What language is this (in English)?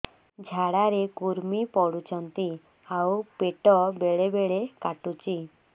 Odia